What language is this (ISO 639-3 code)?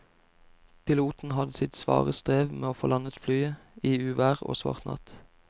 nor